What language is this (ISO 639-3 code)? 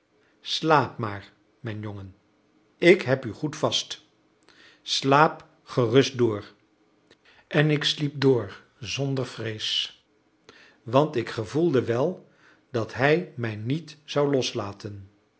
nld